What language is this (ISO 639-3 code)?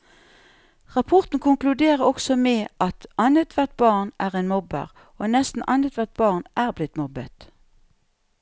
nor